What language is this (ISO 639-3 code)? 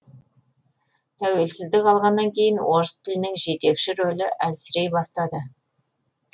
kaz